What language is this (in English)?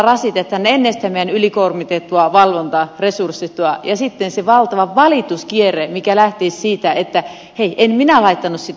Finnish